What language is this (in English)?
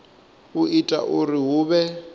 Venda